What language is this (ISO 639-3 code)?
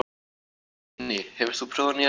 isl